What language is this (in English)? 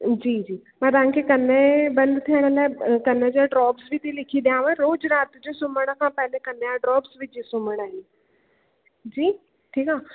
Sindhi